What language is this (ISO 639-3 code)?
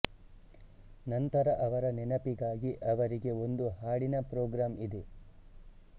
kan